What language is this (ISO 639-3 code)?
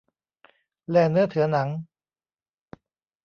tha